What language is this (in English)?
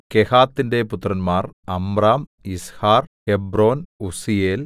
Malayalam